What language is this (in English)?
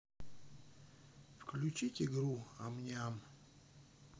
Russian